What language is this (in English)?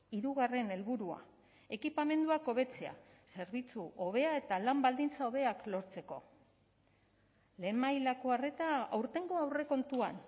Basque